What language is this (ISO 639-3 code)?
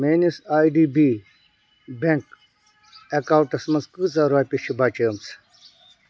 kas